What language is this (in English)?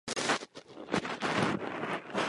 Czech